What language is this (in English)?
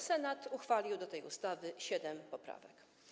Polish